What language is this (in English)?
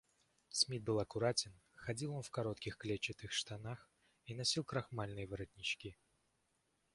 Russian